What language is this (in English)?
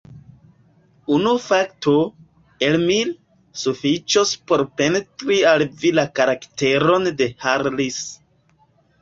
Esperanto